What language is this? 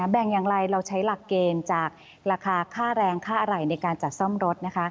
Thai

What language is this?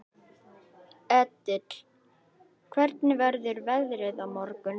Icelandic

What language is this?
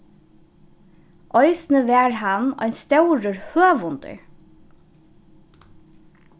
Faroese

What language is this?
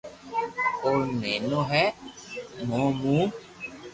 Loarki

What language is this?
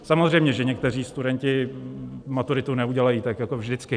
Czech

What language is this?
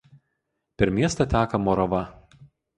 Lithuanian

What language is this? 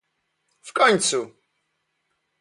Polish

